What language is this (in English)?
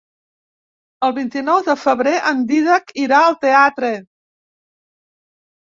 Catalan